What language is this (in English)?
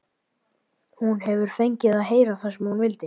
Icelandic